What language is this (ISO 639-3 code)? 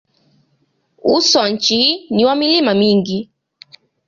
swa